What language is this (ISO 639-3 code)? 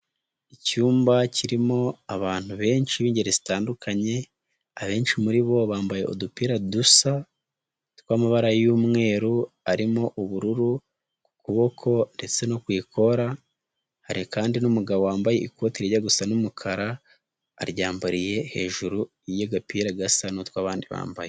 kin